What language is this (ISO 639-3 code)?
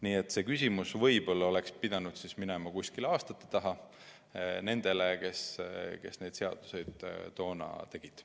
est